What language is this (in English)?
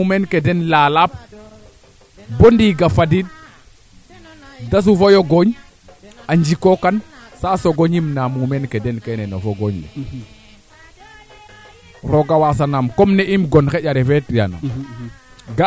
Serer